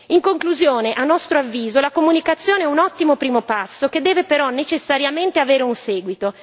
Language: Italian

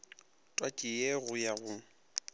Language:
Northern Sotho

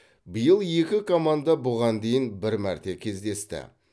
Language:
Kazakh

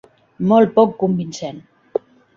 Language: Catalan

